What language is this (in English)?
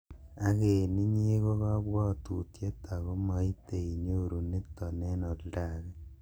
Kalenjin